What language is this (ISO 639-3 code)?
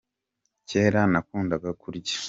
kin